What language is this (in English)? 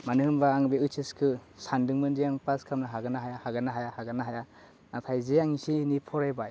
Bodo